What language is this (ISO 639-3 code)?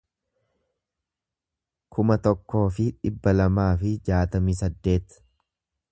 orm